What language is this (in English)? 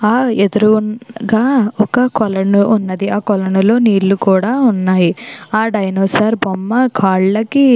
Telugu